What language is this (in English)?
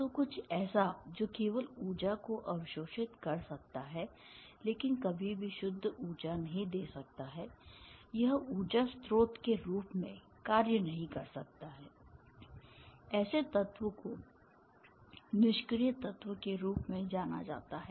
Hindi